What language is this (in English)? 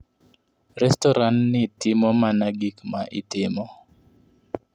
Luo (Kenya and Tanzania)